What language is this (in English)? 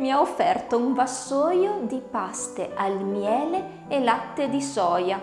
Italian